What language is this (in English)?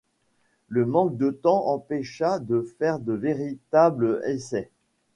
French